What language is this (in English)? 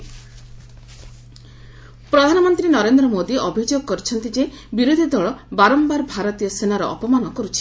Odia